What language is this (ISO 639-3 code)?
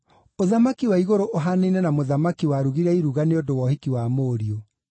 kik